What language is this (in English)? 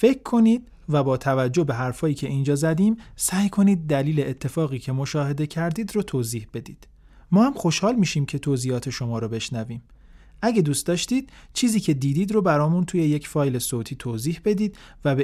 Persian